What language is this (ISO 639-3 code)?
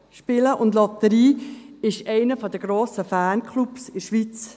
gsw